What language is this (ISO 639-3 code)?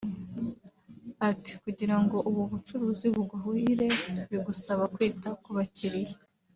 kin